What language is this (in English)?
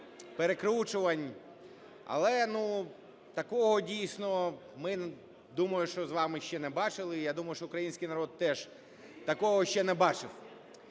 Ukrainian